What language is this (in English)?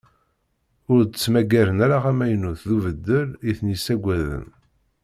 Kabyle